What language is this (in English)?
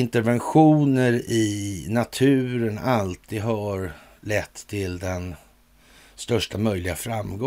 Swedish